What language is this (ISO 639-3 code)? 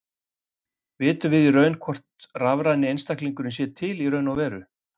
isl